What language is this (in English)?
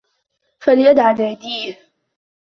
Arabic